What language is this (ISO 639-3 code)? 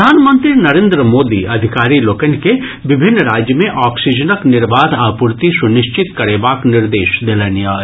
mai